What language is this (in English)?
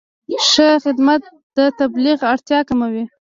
Pashto